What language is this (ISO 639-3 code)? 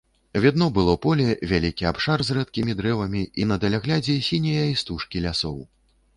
bel